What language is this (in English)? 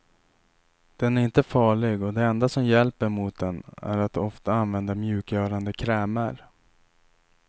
Swedish